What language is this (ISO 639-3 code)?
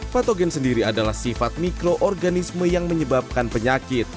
ind